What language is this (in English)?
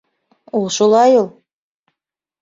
Bashkir